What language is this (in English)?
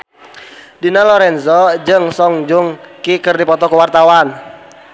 Sundanese